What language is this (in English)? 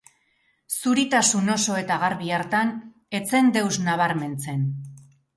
Basque